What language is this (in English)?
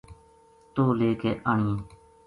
Gujari